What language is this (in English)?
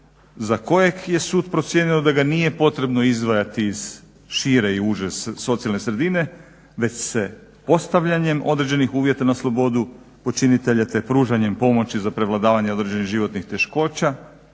Croatian